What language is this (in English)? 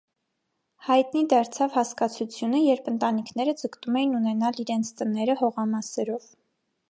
Armenian